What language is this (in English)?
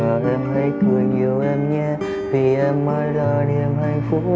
Vietnamese